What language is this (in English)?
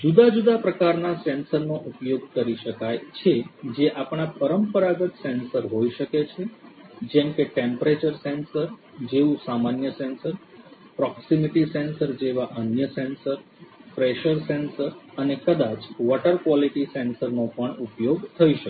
Gujarati